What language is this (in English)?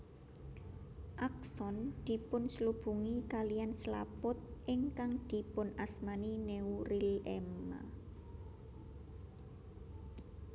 Javanese